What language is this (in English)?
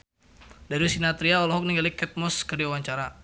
Sundanese